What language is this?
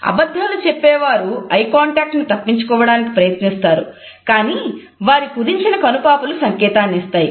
Telugu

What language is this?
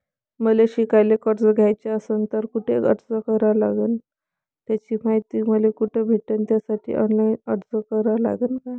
Marathi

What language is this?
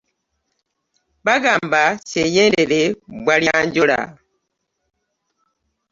Ganda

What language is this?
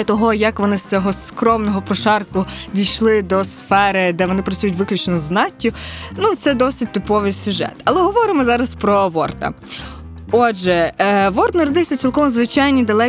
Ukrainian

